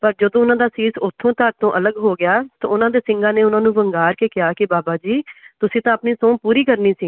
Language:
Punjabi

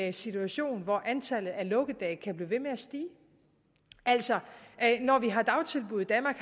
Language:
Danish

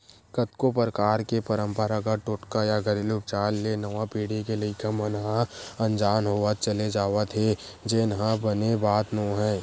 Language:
Chhattisgarhi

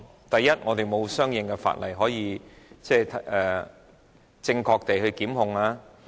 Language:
Cantonese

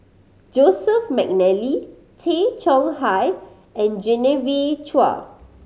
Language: English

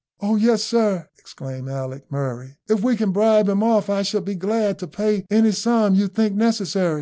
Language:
English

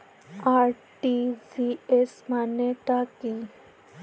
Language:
Bangla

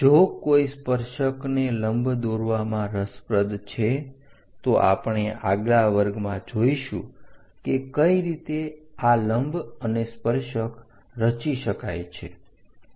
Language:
Gujarati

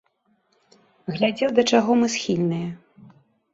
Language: Belarusian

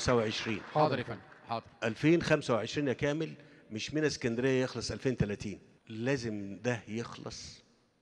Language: Arabic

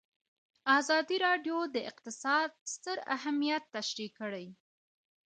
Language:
Pashto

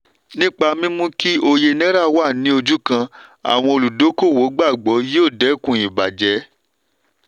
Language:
Yoruba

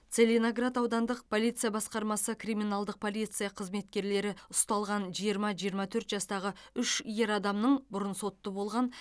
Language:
Kazakh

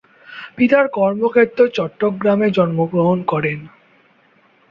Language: Bangla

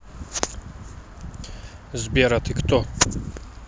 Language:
Russian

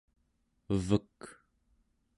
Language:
Central Yupik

